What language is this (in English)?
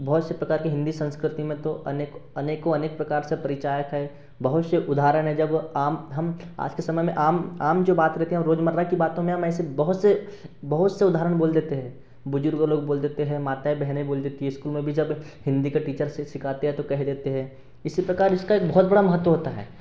Hindi